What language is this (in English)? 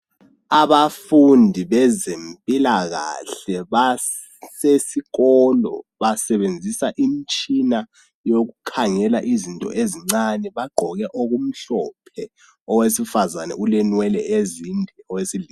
North Ndebele